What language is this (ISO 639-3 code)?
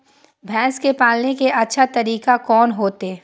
mai